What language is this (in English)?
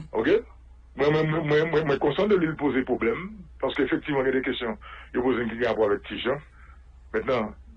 French